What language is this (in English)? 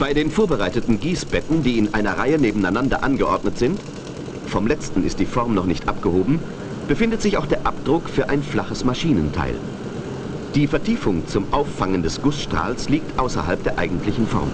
German